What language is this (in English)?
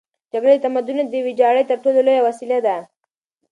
Pashto